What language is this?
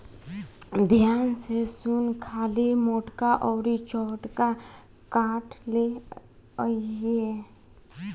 Bhojpuri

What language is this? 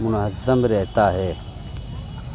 Urdu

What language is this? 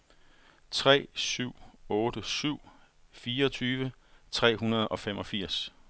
Danish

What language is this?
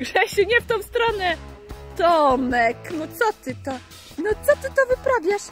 Polish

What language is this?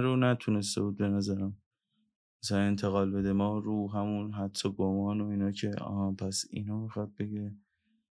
Persian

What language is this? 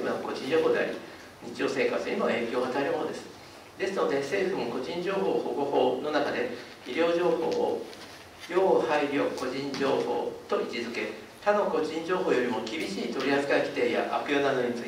Japanese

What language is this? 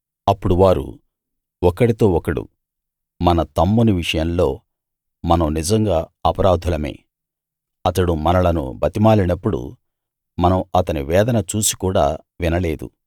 Telugu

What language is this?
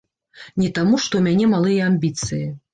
Belarusian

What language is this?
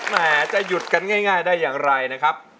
Thai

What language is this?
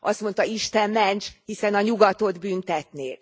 Hungarian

